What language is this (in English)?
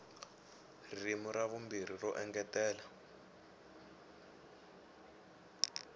Tsonga